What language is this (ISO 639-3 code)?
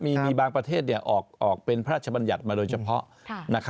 tha